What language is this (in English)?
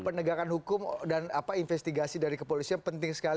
Indonesian